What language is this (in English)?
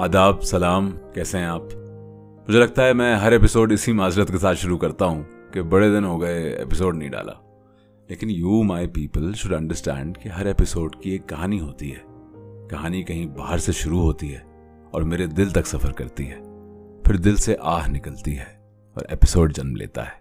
Urdu